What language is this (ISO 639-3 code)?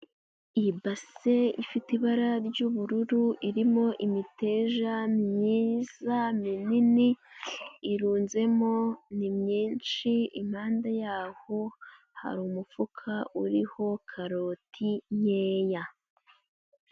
kin